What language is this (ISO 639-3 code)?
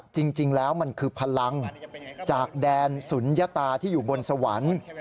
tha